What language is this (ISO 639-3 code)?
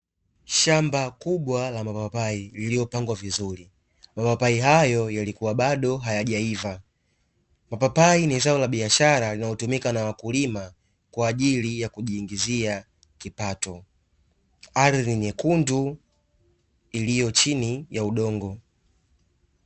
swa